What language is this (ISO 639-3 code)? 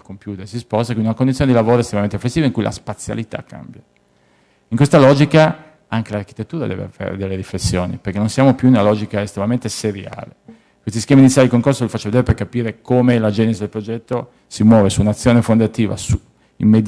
ita